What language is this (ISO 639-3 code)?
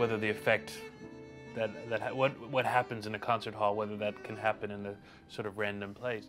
eng